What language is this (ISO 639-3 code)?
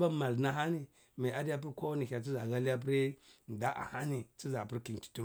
ckl